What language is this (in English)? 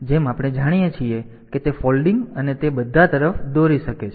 Gujarati